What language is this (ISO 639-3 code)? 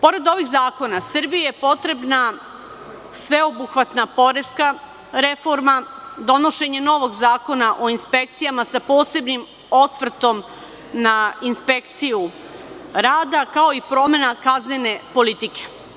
srp